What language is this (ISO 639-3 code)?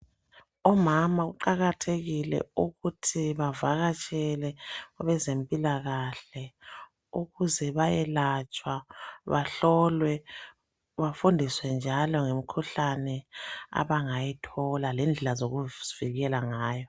nde